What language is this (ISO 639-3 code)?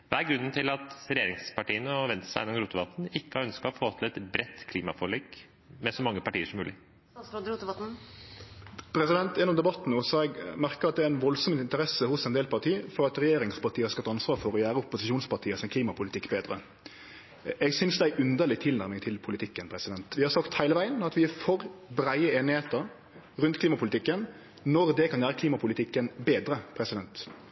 nor